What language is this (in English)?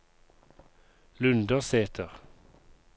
Norwegian